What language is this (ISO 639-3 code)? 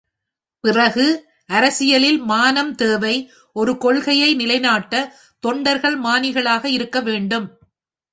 tam